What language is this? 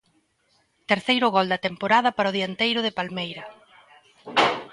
Galician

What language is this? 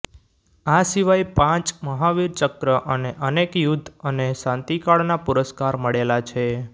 Gujarati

